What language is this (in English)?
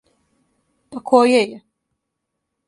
Serbian